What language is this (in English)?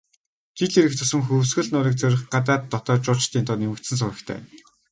Mongolian